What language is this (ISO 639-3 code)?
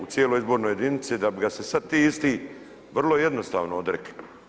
hrv